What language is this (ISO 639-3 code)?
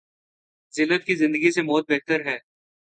urd